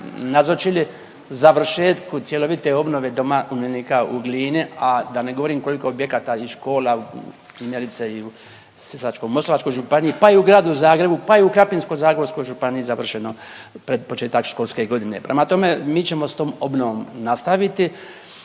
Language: Croatian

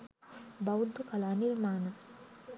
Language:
Sinhala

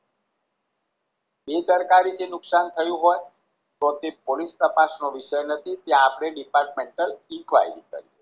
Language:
Gujarati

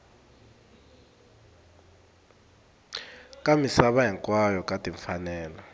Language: Tsonga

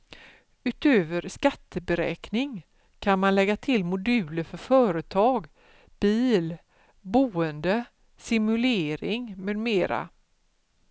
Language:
Swedish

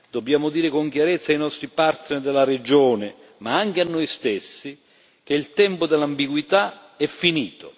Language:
Italian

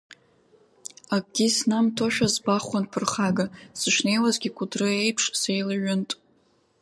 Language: Abkhazian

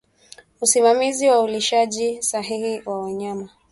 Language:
Swahili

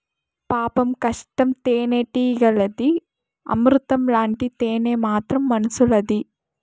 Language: Telugu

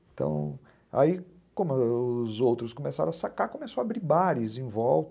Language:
Portuguese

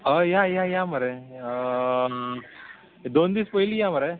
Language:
Konkani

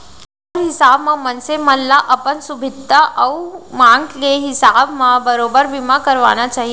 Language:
Chhattisgarhi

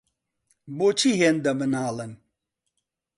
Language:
Central Kurdish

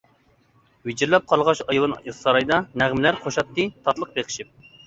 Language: Uyghur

